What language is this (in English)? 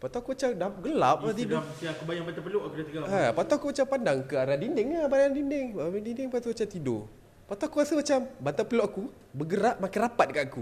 Malay